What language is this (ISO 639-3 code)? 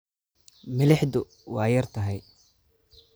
som